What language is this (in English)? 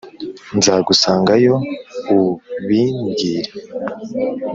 Kinyarwanda